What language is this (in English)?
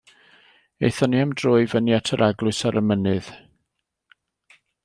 Welsh